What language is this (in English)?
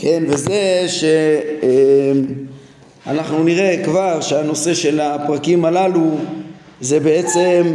Hebrew